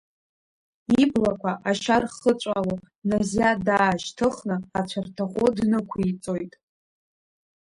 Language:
Abkhazian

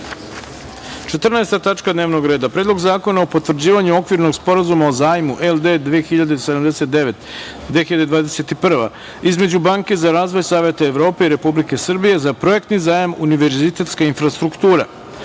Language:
Serbian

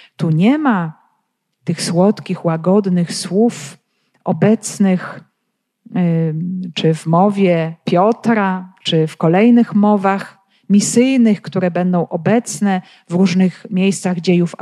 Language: Polish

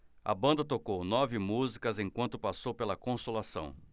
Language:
Portuguese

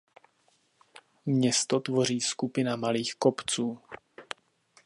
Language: Czech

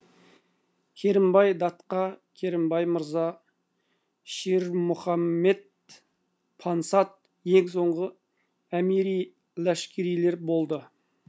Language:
Kazakh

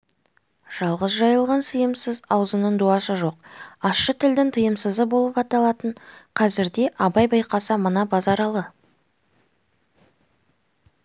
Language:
Kazakh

